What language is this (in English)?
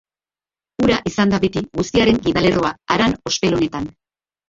Basque